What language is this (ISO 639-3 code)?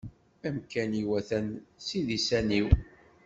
kab